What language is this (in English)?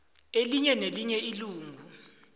South Ndebele